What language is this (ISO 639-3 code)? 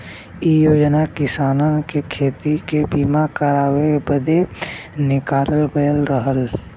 bho